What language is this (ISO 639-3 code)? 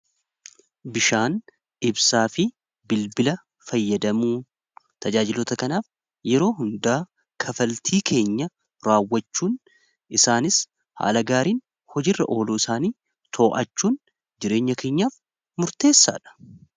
orm